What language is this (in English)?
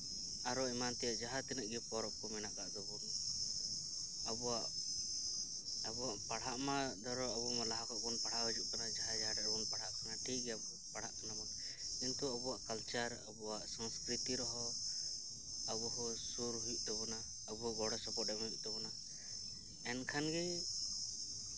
Santali